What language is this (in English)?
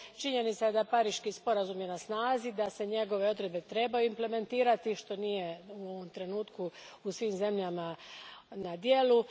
Croatian